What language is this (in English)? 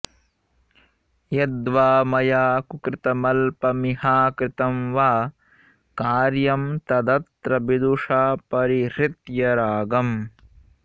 Sanskrit